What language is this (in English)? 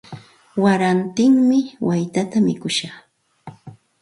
Santa Ana de Tusi Pasco Quechua